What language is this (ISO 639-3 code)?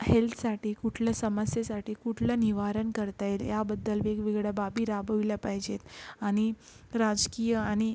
mar